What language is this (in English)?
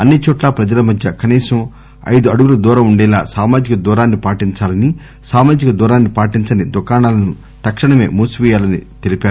Telugu